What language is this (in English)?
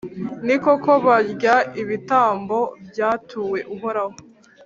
Kinyarwanda